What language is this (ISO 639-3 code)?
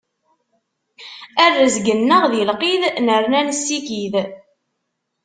kab